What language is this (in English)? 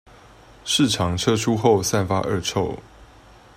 Chinese